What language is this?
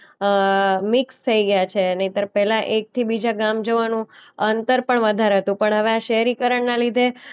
Gujarati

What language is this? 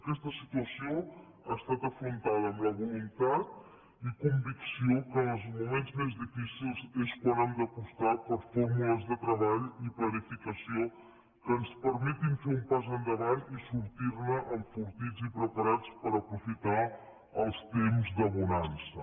Catalan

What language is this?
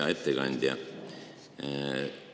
Estonian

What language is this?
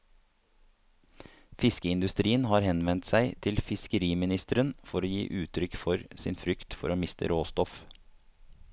Norwegian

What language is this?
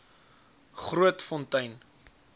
Afrikaans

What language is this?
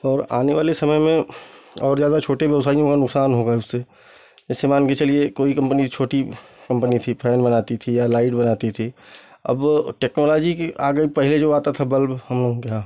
Hindi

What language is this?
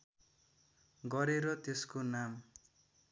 Nepali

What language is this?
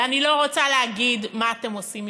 Hebrew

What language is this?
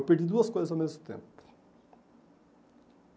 Portuguese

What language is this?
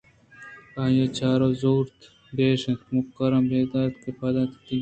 Eastern Balochi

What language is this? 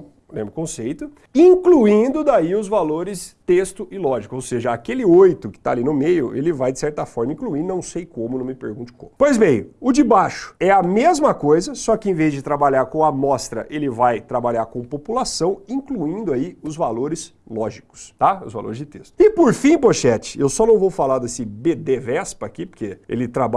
Portuguese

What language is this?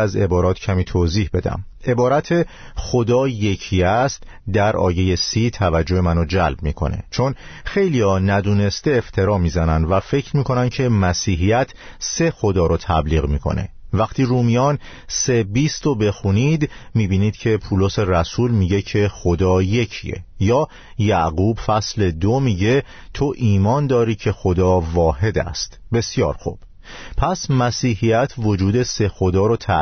Persian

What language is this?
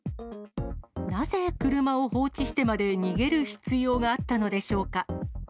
Japanese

